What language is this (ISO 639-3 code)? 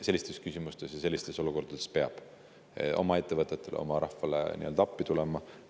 est